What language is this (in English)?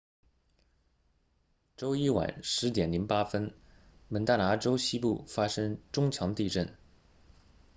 Chinese